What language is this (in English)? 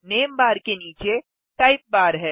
Hindi